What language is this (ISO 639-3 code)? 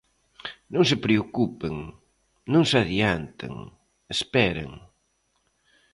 glg